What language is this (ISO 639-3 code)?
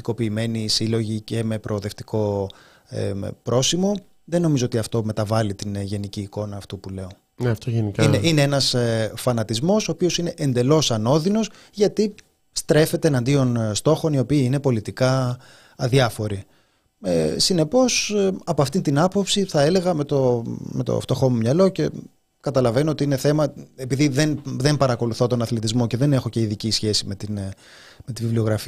ell